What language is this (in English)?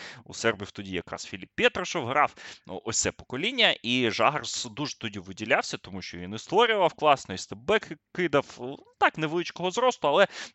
Ukrainian